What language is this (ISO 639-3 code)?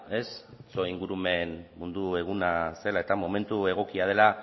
eus